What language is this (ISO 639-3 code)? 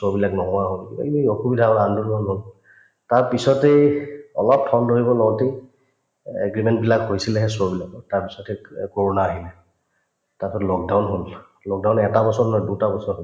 asm